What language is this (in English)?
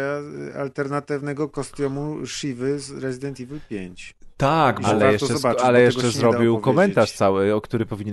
Polish